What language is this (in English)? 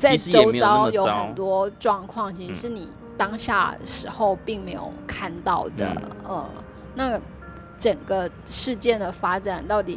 Chinese